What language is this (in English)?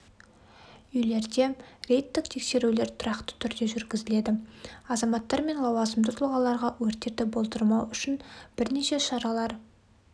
Kazakh